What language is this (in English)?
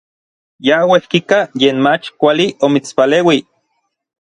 Orizaba Nahuatl